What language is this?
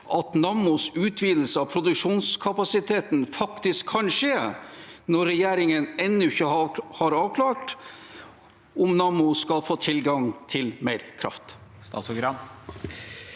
Norwegian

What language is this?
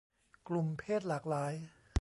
Thai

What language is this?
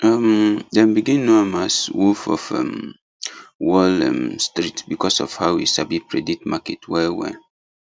Nigerian Pidgin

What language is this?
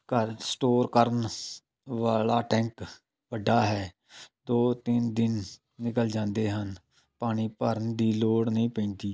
Punjabi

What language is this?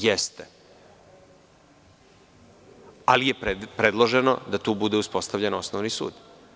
Serbian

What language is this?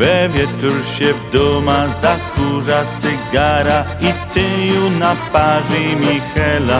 Polish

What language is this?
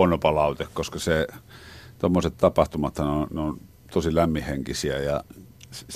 Finnish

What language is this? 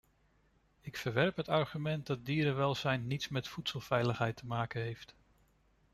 Dutch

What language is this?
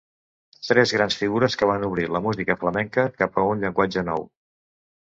Catalan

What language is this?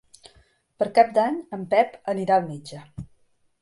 Catalan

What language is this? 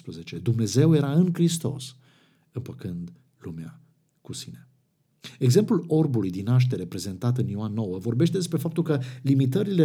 Romanian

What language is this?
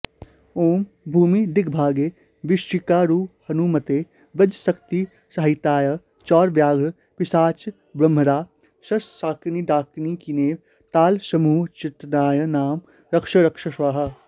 Sanskrit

